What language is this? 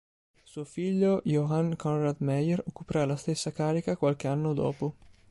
Italian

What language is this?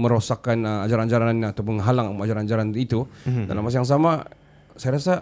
Malay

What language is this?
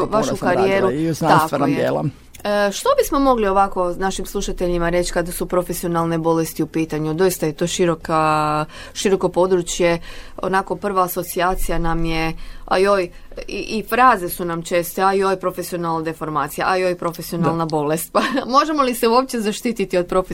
Croatian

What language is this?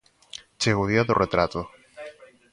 Galician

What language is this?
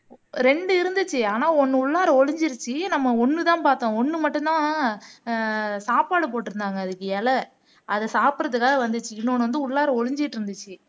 Tamil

